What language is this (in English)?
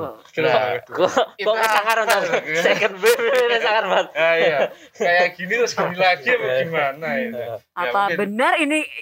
Indonesian